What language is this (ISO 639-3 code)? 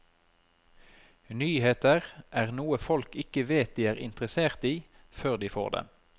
nor